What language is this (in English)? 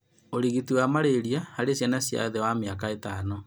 Kikuyu